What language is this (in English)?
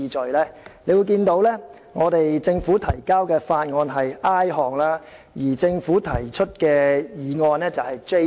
Cantonese